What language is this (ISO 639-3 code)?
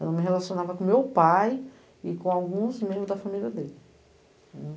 por